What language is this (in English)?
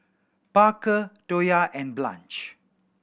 English